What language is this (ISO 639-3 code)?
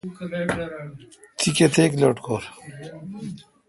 xka